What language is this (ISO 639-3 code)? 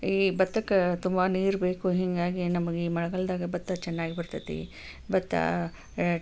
kan